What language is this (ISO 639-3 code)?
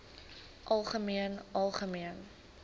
afr